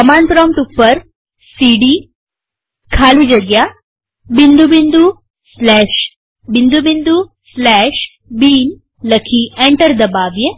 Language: Gujarati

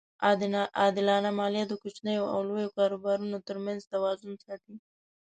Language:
Pashto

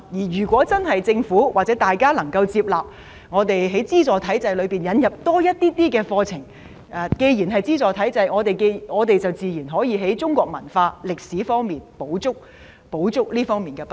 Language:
Cantonese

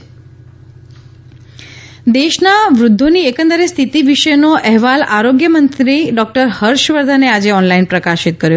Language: Gujarati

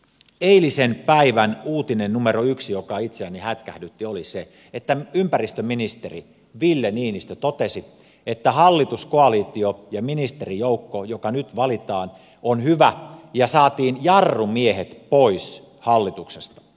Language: Finnish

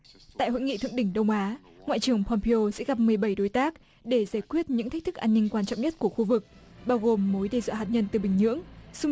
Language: Vietnamese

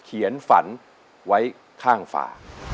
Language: Thai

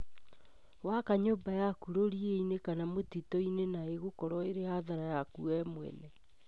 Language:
Kikuyu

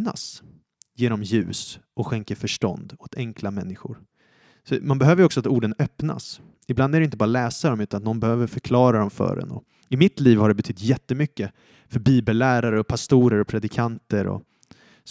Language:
Swedish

